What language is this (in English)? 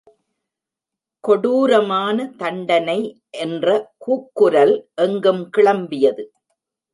Tamil